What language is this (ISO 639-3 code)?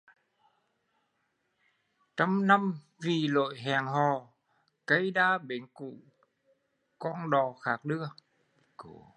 vie